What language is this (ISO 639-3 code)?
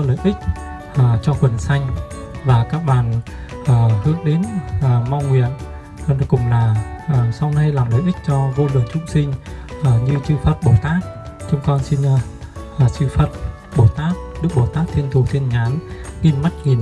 vie